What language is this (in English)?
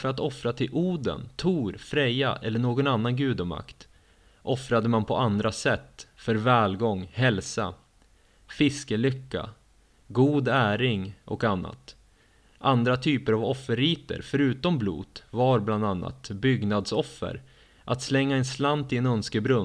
Swedish